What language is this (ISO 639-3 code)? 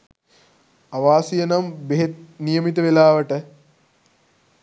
sin